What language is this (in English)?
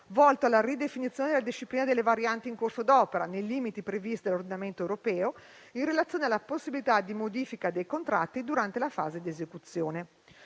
Italian